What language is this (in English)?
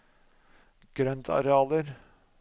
Norwegian